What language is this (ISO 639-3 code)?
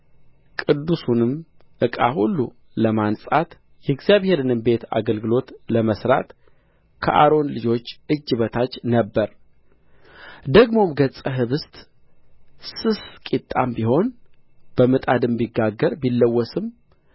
amh